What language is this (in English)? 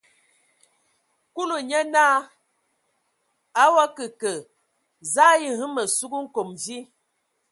Ewondo